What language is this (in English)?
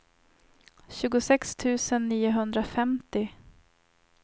Swedish